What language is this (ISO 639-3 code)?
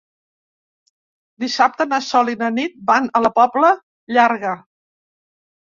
cat